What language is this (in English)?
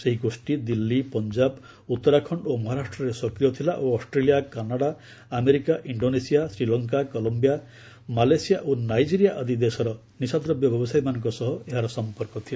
Odia